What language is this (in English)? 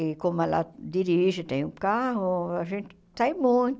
Portuguese